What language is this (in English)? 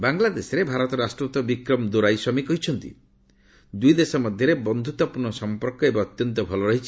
Odia